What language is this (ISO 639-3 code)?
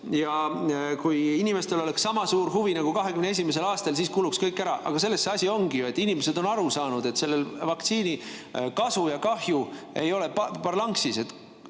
est